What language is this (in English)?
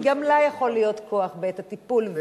Hebrew